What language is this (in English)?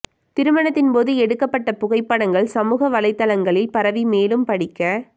Tamil